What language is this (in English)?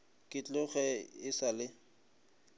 Northern Sotho